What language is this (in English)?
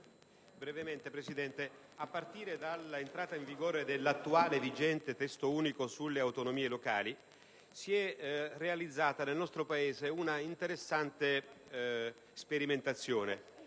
Italian